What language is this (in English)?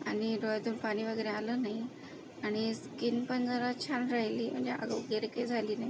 Marathi